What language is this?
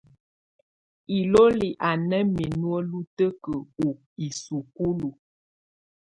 Tunen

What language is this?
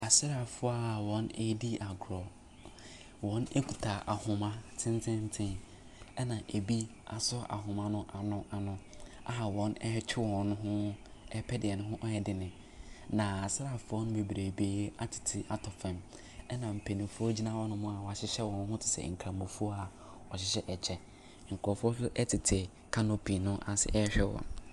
Akan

